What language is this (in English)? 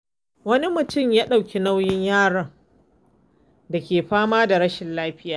Hausa